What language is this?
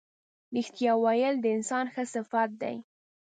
Pashto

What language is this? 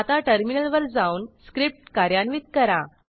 Marathi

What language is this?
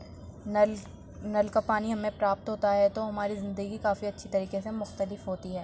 Urdu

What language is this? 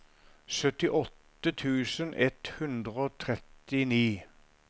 Norwegian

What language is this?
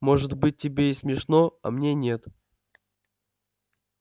Russian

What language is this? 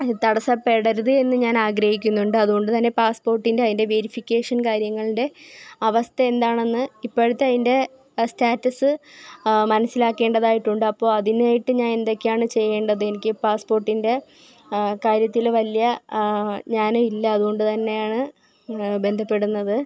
Malayalam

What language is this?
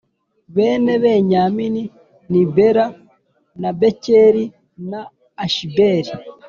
Kinyarwanda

